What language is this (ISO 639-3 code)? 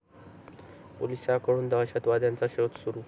mar